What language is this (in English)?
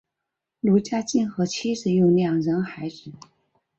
Chinese